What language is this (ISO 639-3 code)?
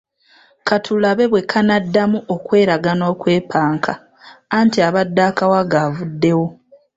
lug